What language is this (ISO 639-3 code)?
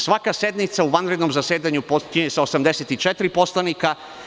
srp